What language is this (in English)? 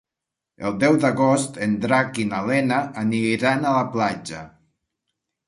Catalan